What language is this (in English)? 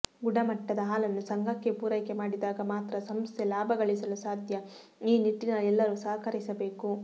Kannada